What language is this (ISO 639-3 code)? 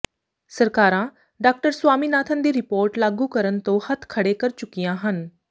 pan